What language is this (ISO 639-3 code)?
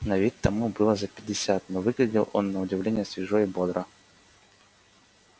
rus